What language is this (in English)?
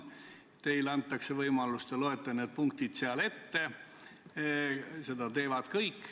Estonian